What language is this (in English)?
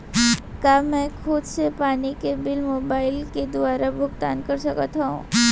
Chhattisgarhi